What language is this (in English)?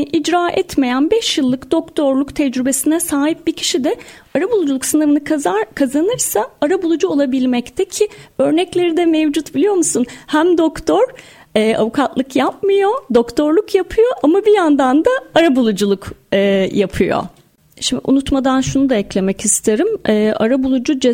Turkish